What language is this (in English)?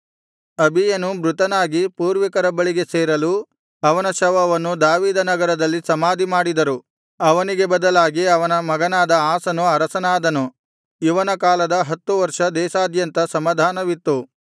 Kannada